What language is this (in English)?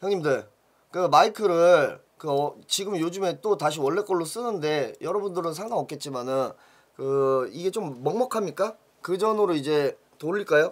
Korean